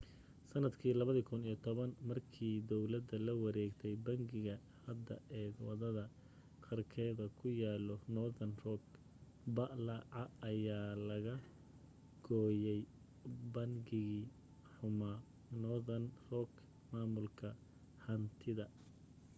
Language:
Somali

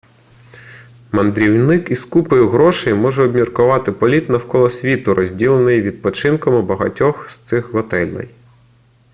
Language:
Ukrainian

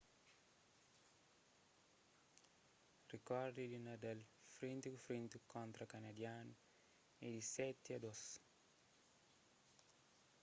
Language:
Kabuverdianu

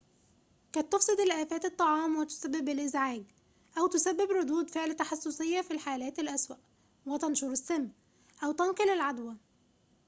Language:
Arabic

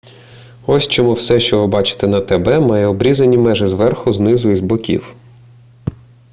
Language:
Ukrainian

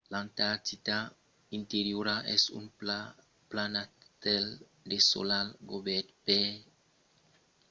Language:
Occitan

